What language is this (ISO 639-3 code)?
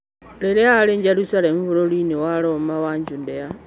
kik